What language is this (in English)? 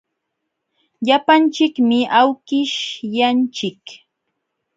Jauja Wanca Quechua